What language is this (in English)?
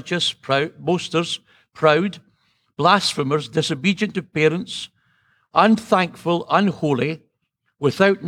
English